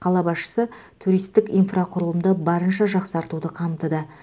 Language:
Kazakh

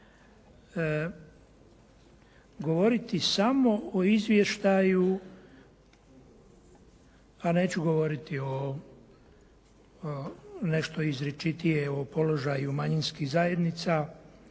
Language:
Croatian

